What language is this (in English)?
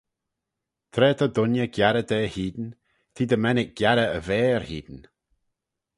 Manx